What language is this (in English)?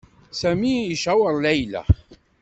Kabyle